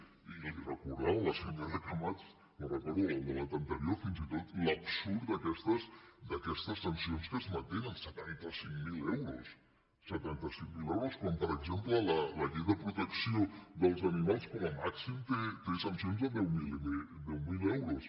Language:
Catalan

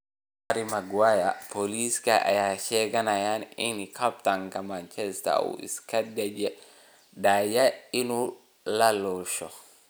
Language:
Somali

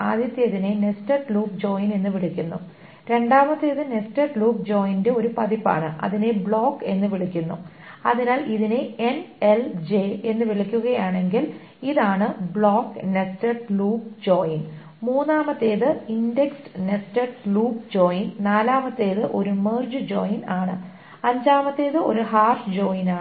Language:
Malayalam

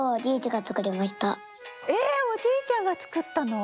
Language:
Japanese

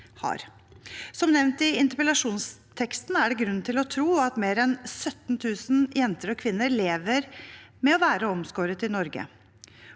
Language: Norwegian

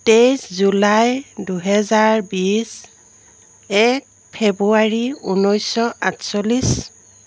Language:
Assamese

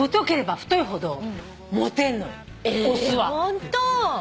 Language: Japanese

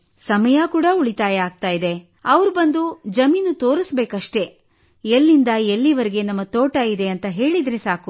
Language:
Kannada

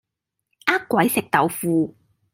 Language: Cantonese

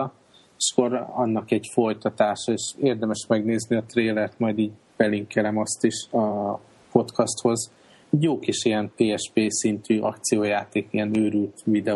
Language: Hungarian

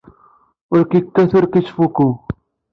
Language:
Kabyle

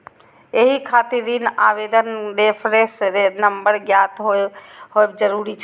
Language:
Maithili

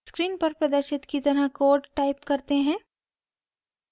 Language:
Hindi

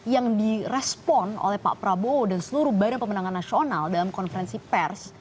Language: Indonesian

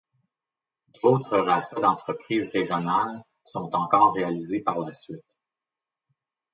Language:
French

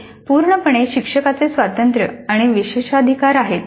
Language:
Marathi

